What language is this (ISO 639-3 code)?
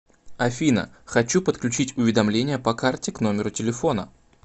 rus